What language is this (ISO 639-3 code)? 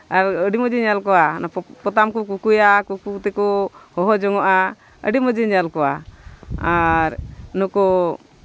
sat